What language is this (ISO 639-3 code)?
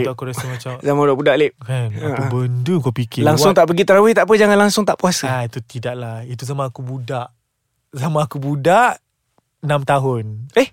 msa